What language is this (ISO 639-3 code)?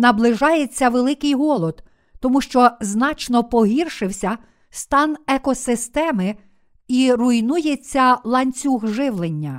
ukr